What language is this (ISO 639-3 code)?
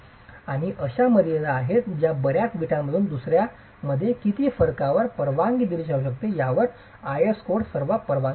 mar